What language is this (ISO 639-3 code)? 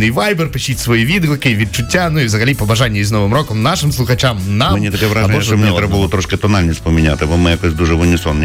ukr